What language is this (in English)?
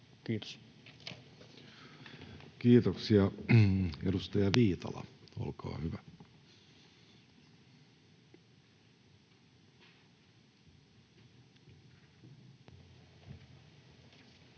Finnish